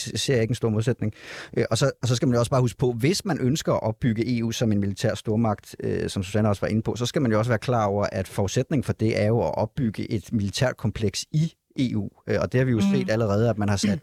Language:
Danish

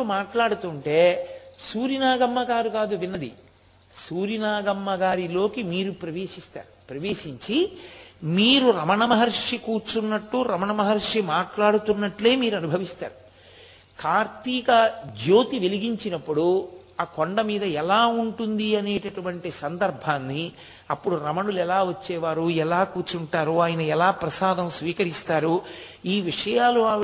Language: Telugu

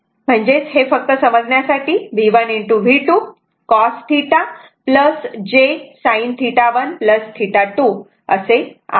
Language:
Marathi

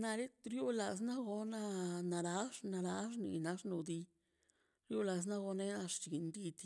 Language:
Mazaltepec Zapotec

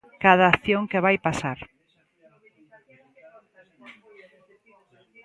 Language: Galician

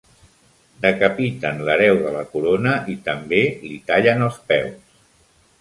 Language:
Catalan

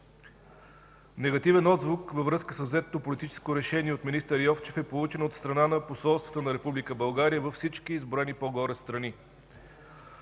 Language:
Bulgarian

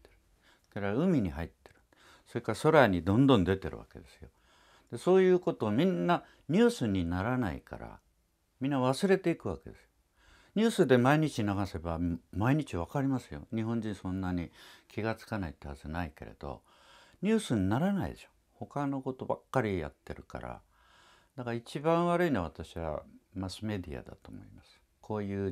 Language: Japanese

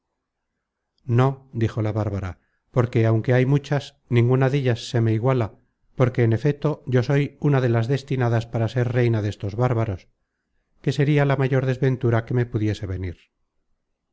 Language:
Spanish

